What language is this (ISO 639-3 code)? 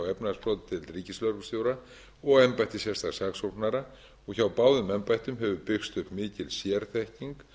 isl